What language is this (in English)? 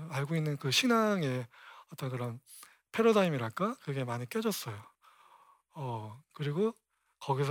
Korean